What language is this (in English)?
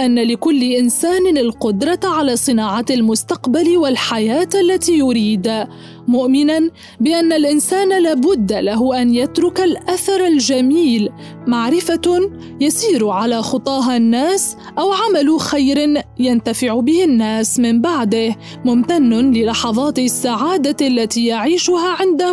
Arabic